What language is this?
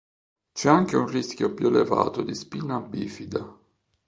Italian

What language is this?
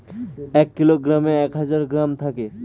Bangla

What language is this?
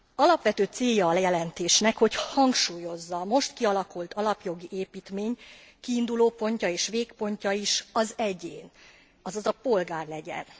Hungarian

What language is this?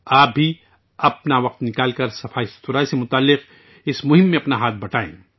Urdu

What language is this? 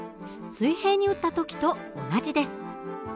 Japanese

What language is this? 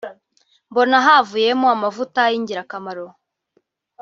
Kinyarwanda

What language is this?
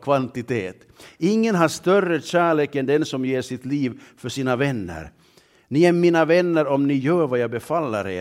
Swedish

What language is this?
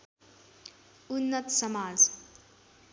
Nepali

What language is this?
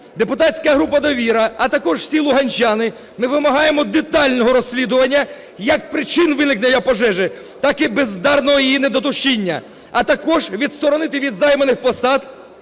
Ukrainian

